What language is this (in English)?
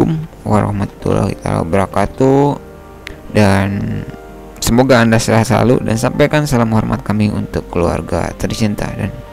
Indonesian